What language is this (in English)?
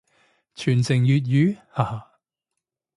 Cantonese